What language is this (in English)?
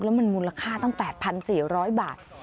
Thai